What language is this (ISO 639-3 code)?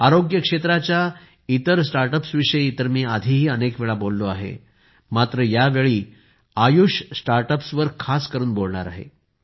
mar